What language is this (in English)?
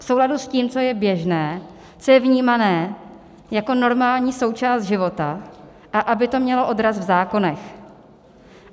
Czech